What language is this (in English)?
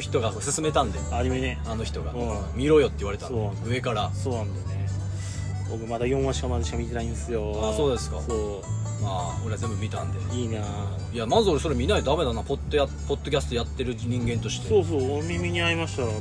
Japanese